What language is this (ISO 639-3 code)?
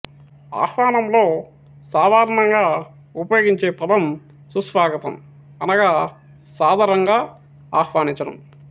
tel